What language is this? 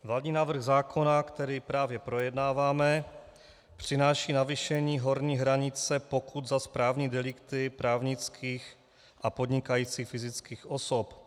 Czech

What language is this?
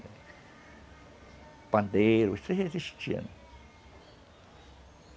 Portuguese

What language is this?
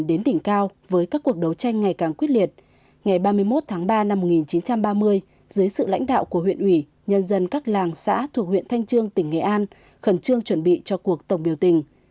Vietnamese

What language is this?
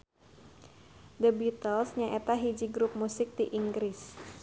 Sundanese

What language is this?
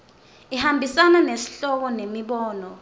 Swati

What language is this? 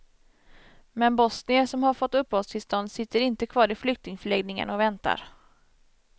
Swedish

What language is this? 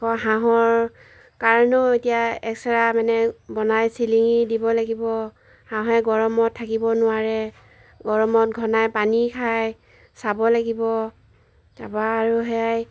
Assamese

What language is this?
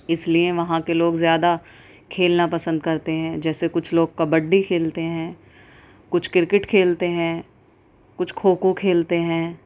Urdu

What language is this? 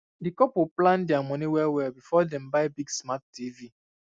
Nigerian Pidgin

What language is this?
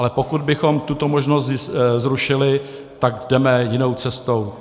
Czech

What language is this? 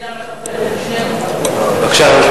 Hebrew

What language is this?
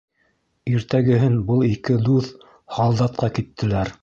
Bashkir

